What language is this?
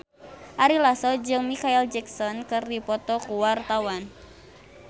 Sundanese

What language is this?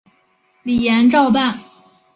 Chinese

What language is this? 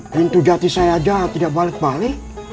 Indonesian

